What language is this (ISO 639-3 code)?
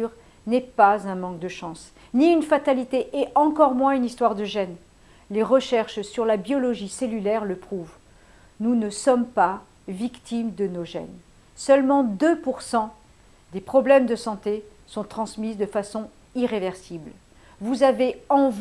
fra